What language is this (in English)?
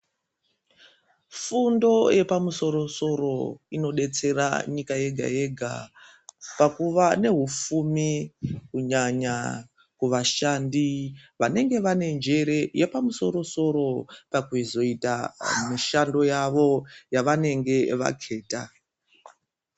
Ndau